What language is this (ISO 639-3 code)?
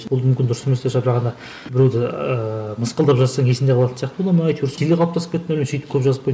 kaz